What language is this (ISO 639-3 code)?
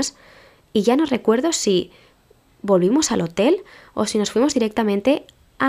spa